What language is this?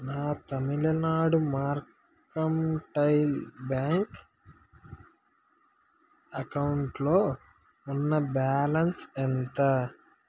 Telugu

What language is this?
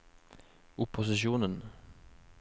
Norwegian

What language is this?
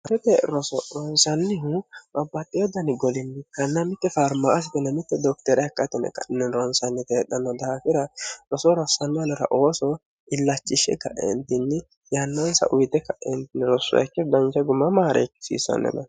Sidamo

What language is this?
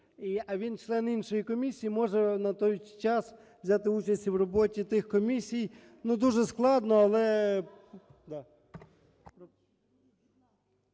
Ukrainian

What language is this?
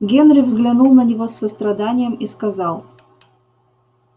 Russian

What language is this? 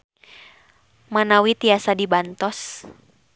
Sundanese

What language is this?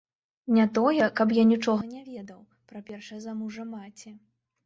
Belarusian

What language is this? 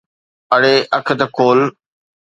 Sindhi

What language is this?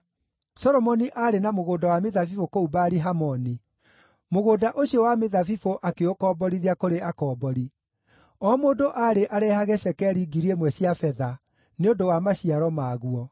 Kikuyu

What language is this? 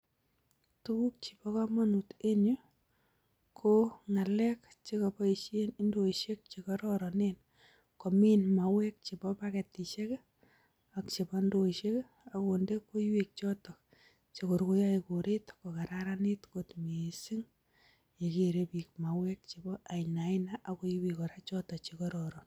Kalenjin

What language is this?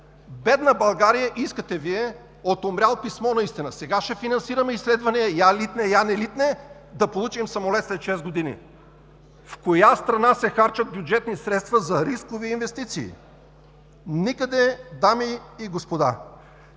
Bulgarian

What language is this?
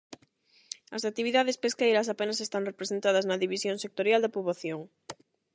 Galician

